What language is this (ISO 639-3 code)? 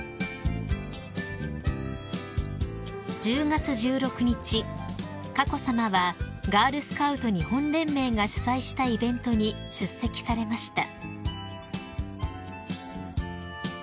jpn